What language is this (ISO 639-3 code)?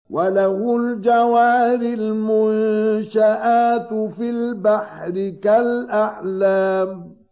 ara